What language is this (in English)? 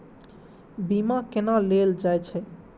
Maithili